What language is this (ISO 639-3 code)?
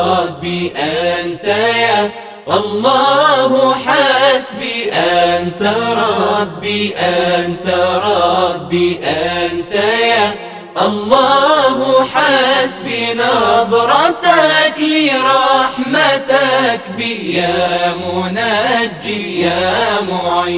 ara